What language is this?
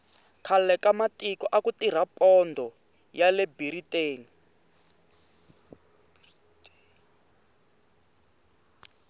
Tsonga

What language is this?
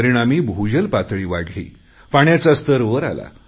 Marathi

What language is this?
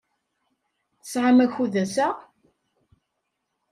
Kabyle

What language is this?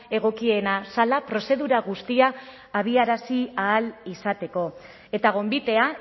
Basque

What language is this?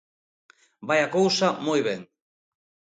Galician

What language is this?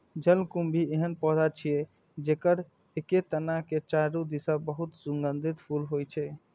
Maithili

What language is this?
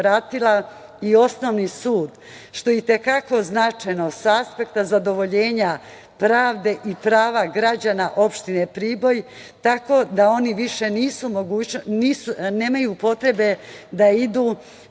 Serbian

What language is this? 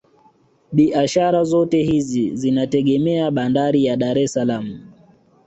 Swahili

